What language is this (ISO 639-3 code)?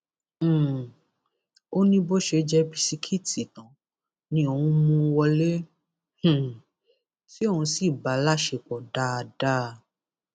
yor